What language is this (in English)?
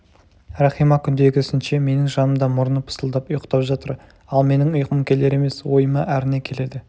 Kazakh